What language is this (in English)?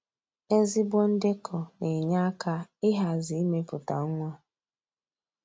Igbo